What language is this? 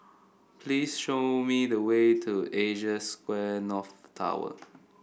English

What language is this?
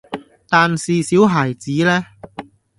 Cantonese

